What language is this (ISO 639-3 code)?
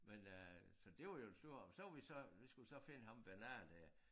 dan